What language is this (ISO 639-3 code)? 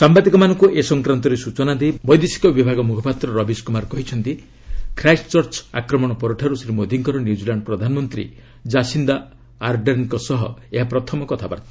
ori